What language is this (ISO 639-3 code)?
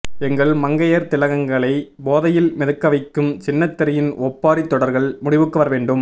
tam